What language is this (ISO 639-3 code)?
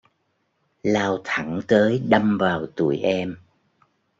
vie